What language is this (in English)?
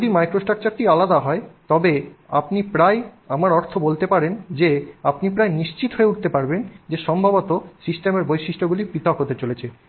Bangla